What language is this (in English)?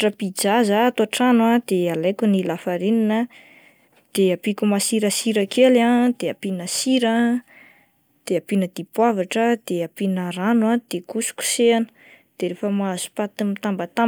Malagasy